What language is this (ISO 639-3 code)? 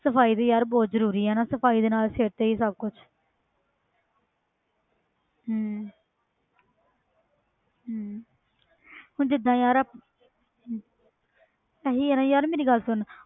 pan